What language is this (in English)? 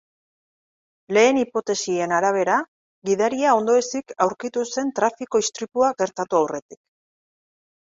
Basque